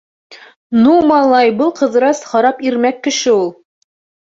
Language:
Bashkir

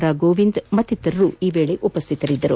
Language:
Kannada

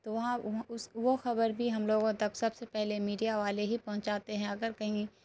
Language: Urdu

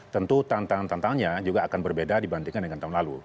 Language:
Indonesian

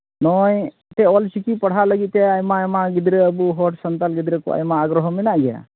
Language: Santali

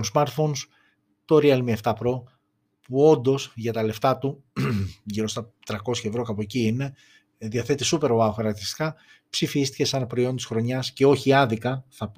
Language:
Greek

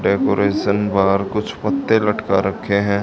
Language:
Hindi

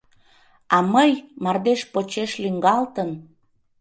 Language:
Mari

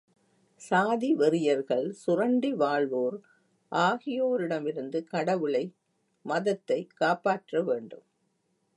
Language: Tamil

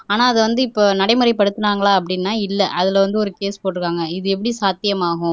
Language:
Tamil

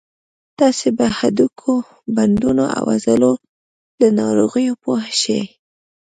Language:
Pashto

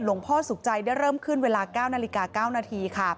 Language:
Thai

